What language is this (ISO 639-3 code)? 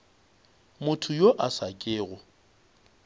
nso